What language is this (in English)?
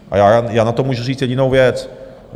Czech